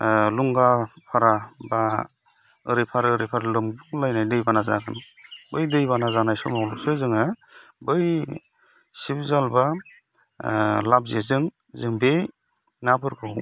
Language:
Bodo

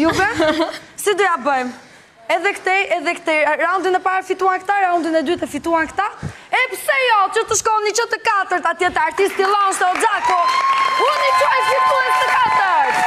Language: Dutch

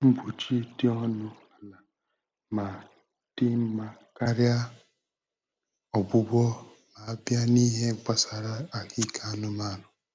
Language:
Igbo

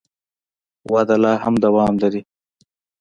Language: Pashto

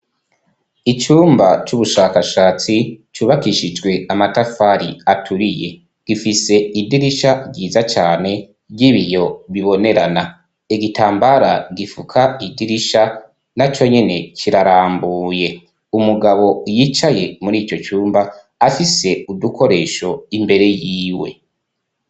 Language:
Rundi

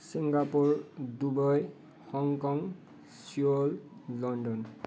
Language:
Nepali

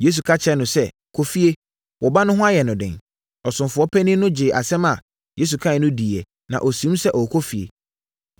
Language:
Akan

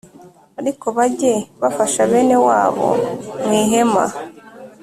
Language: Kinyarwanda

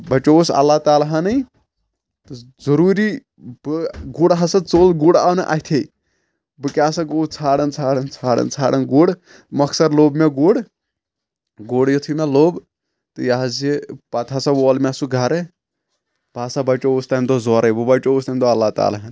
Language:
Kashmiri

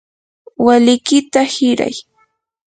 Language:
Yanahuanca Pasco Quechua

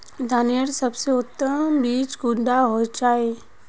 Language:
Magahi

